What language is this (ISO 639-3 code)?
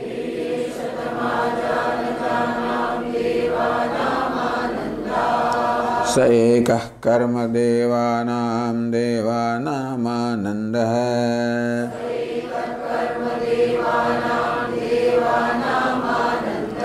guj